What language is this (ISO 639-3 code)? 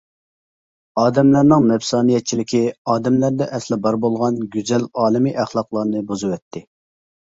uig